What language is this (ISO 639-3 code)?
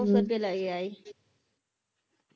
pan